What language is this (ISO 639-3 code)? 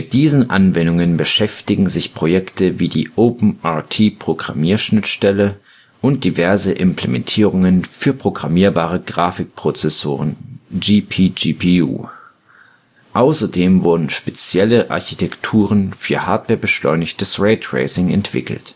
deu